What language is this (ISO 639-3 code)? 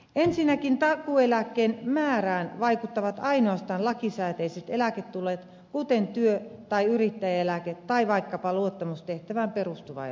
fin